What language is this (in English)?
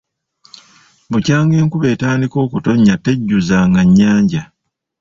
Ganda